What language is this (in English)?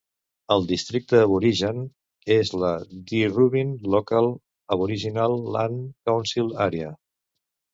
Catalan